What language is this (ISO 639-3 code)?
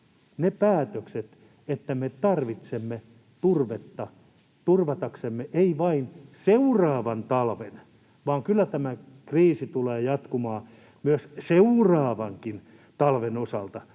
fin